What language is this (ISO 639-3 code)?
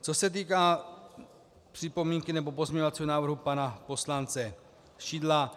ces